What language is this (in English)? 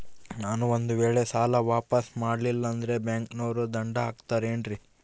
Kannada